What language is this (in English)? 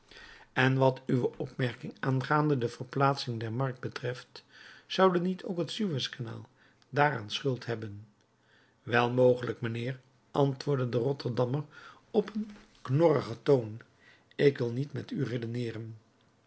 Dutch